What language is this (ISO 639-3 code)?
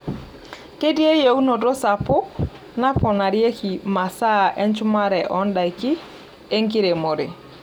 mas